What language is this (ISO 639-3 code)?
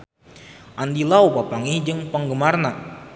sun